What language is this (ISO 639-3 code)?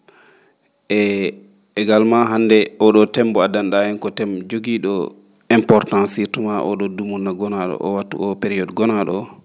ful